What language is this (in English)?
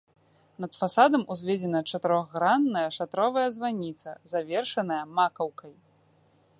Belarusian